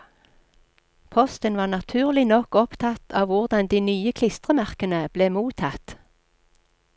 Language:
Norwegian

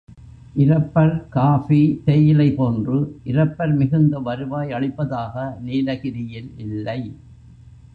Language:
Tamil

